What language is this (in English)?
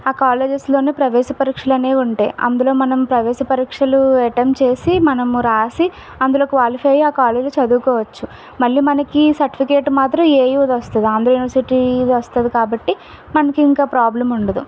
Telugu